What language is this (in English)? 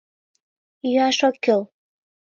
Mari